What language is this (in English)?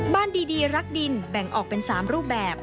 Thai